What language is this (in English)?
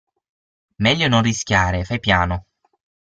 Italian